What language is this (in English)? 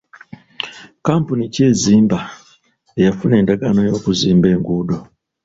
Ganda